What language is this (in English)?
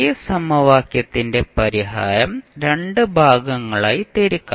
Malayalam